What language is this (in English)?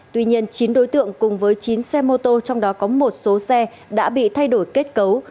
Vietnamese